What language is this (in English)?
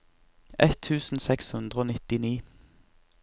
Norwegian